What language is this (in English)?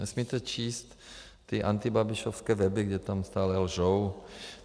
Czech